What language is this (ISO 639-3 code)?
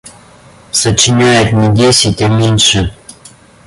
rus